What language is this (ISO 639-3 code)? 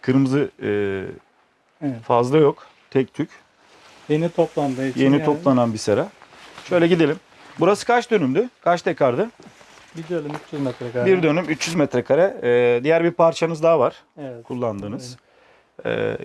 tur